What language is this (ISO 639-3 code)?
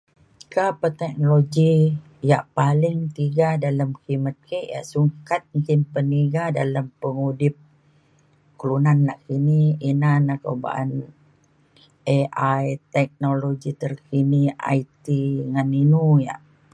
xkl